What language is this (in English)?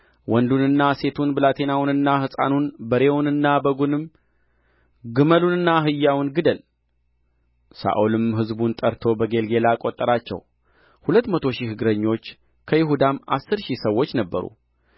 Amharic